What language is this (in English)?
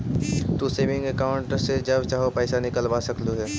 Magahi